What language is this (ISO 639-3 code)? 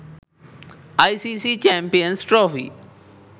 sin